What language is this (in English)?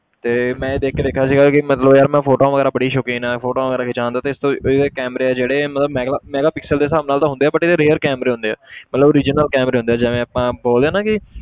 Punjabi